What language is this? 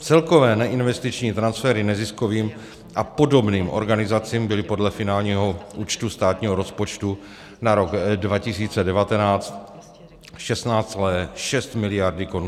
Czech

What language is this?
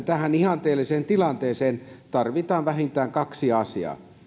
Finnish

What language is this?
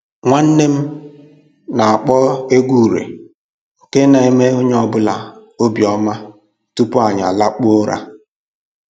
Igbo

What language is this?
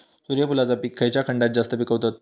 Marathi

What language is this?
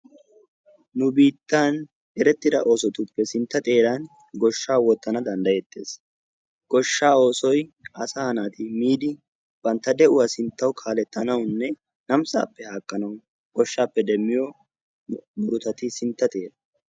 Wolaytta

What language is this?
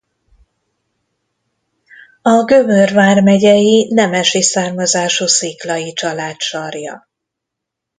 Hungarian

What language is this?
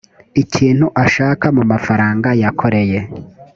Kinyarwanda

